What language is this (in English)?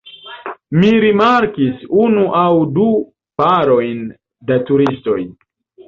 Esperanto